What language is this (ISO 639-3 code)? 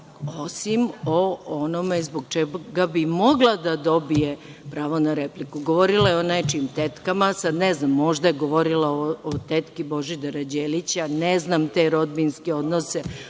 srp